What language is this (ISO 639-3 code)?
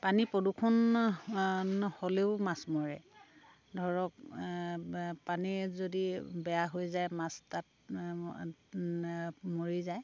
asm